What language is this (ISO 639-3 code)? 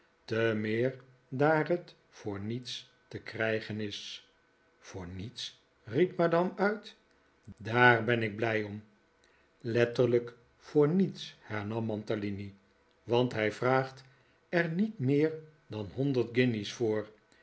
nld